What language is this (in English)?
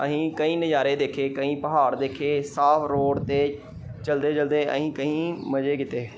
Punjabi